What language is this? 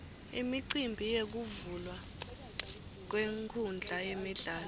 Swati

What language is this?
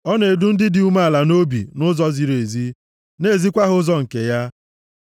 Igbo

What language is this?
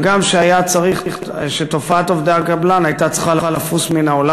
Hebrew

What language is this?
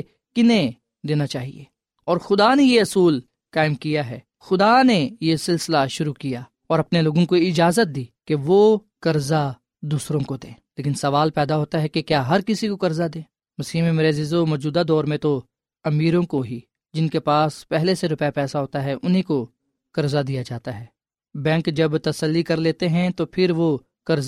Urdu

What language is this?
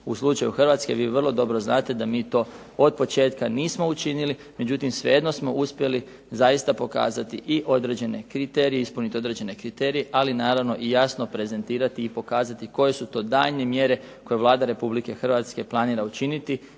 Croatian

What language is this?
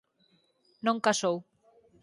Galician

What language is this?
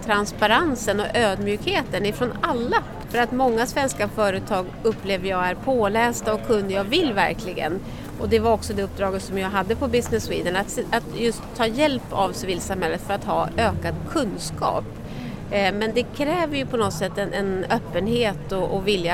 Swedish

